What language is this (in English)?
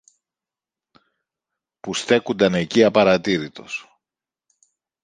Greek